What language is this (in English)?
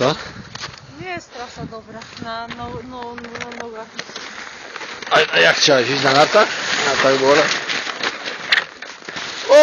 Polish